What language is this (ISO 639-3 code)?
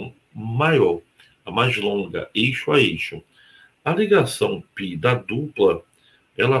por